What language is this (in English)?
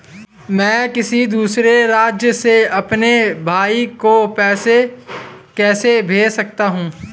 Hindi